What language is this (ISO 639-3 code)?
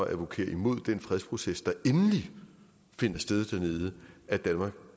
dan